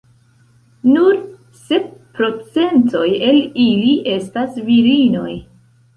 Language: Esperanto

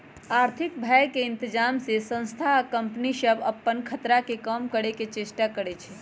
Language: Magahi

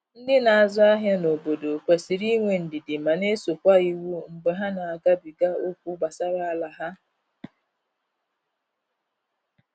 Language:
Igbo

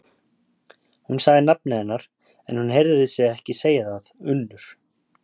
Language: Icelandic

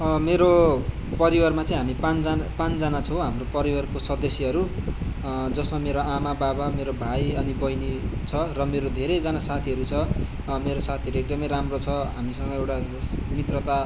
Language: Nepali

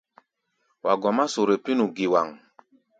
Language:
Gbaya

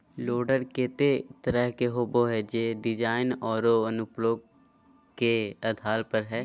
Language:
Magahi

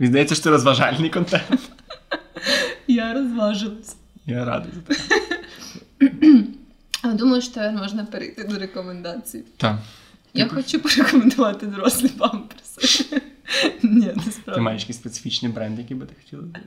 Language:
Ukrainian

